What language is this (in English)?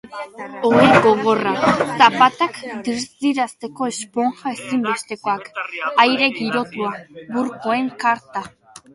Basque